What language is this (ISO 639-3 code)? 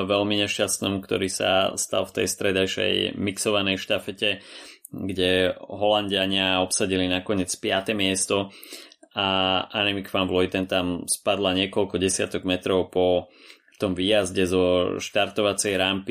slk